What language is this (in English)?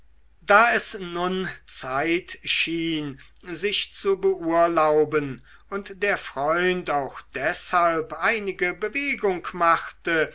German